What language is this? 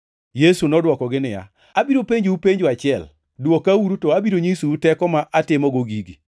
Luo (Kenya and Tanzania)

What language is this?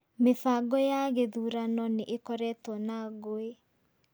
Kikuyu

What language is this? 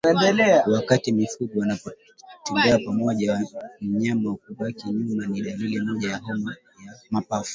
Swahili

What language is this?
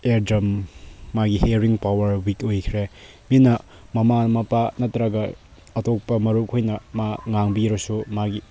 Manipuri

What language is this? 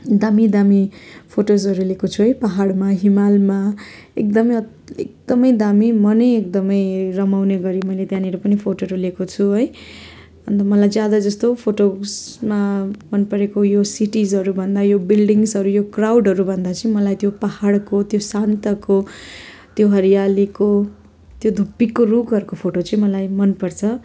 Nepali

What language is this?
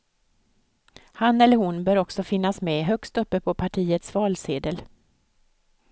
Swedish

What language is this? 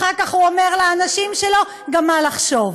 Hebrew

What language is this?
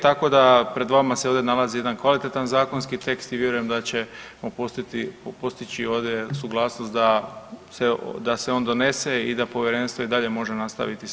Croatian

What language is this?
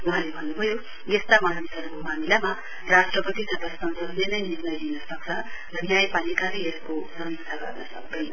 Nepali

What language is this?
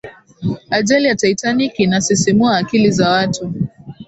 Swahili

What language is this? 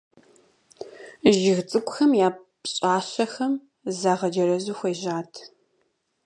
Kabardian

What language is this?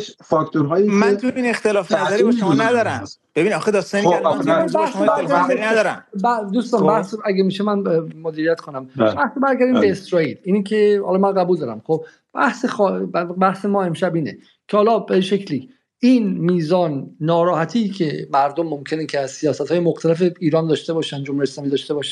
Persian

